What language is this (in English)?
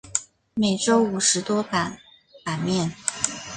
Chinese